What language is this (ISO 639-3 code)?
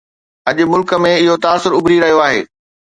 snd